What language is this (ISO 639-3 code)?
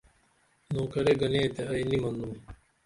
dml